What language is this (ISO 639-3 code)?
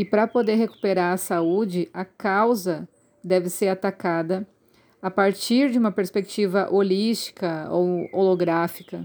por